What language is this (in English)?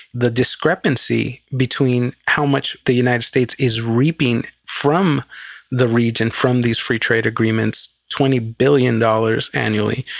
English